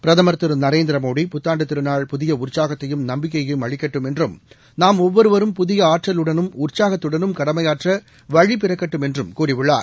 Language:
Tamil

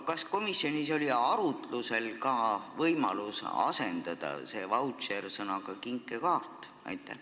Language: Estonian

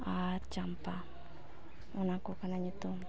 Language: Santali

